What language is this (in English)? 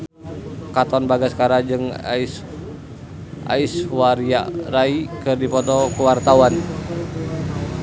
Sundanese